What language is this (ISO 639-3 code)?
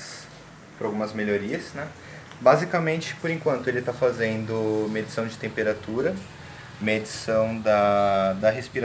por